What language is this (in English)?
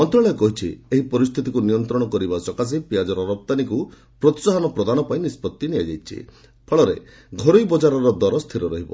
Odia